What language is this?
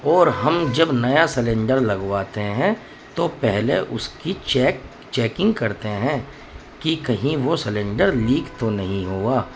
Urdu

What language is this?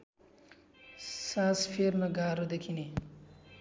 Nepali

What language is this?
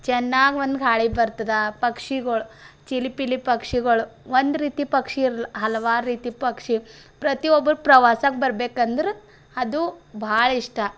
Kannada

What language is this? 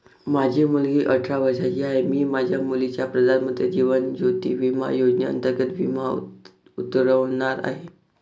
Marathi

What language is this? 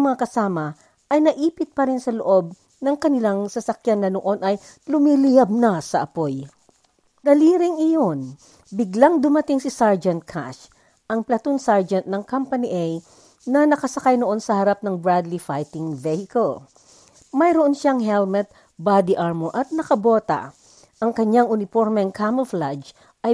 Filipino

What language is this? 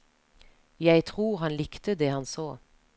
Norwegian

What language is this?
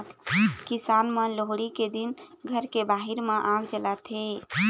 Chhattisgarhi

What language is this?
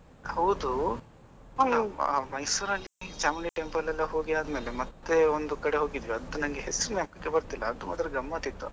Kannada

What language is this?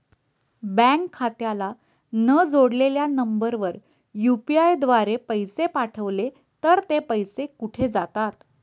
Marathi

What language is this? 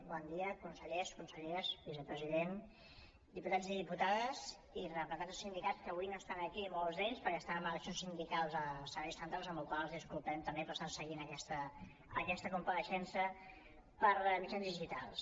Catalan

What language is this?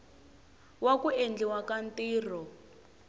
Tsonga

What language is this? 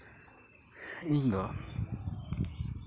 Santali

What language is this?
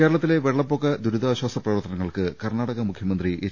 Malayalam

